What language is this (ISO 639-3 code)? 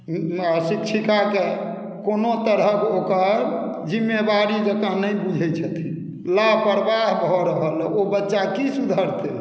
mai